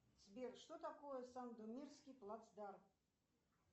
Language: Russian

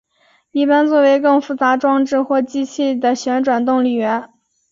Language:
Chinese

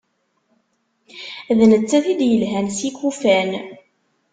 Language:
Kabyle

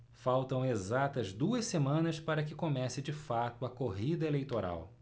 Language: Portuguese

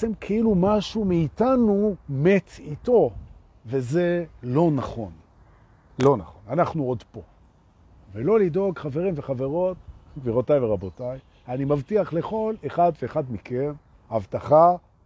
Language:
Hebrew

